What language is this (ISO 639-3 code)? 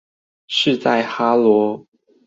zho